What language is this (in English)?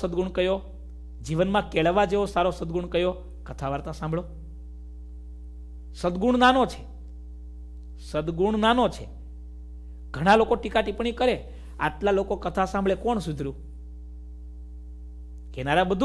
Hindi